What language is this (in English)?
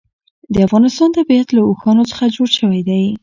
Pashto